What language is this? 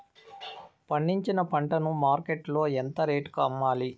Telugu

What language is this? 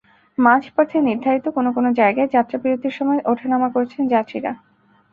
Bangla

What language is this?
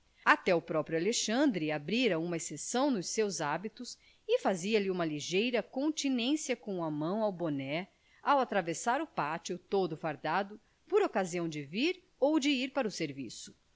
Portuguese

